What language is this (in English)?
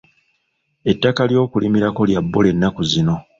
Ganda